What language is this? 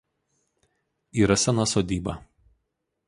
Lithuanian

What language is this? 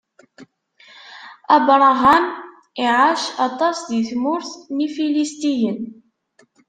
Kabyle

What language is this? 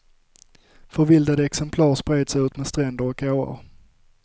Swedish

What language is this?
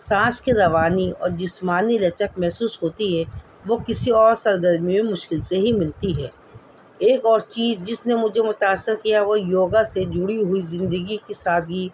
Urdu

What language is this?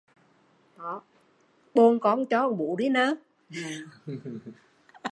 Vietnamese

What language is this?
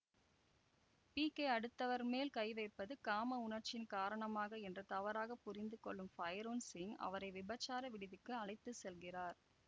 Tamil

